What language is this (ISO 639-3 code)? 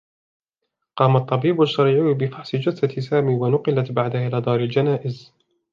ara